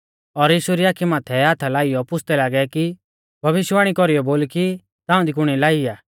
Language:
Mahasu Pahari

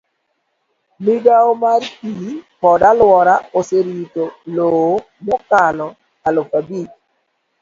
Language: Luo (Kenya and Tanzania)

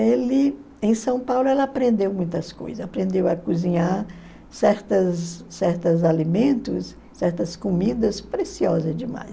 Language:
Portuguese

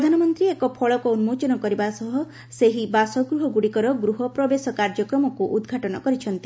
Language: Odia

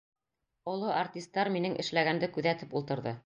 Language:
Bashkir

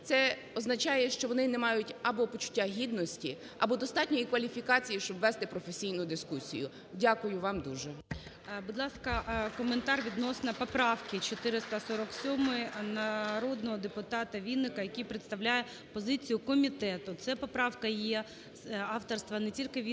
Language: Ukrainian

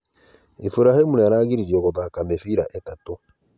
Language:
Kikuyu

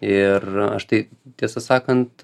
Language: Lithuanian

